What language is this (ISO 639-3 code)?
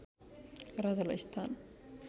nep